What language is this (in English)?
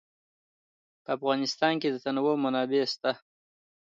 Pashto